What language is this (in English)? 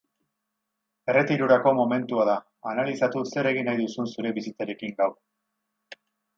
Basque